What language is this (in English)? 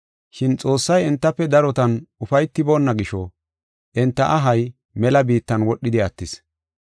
Gofa